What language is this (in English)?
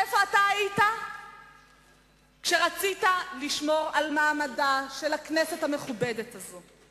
Hebrew